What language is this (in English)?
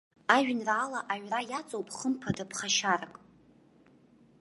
Abkhazian